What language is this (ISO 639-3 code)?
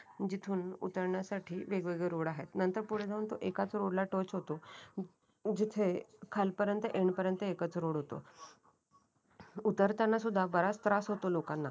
mar